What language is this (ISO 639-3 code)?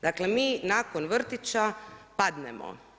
hrv